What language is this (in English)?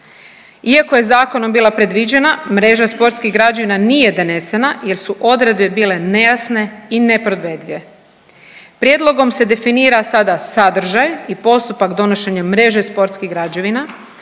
Croatian